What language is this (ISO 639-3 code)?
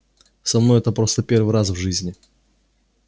rus